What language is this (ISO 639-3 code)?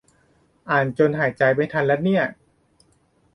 tha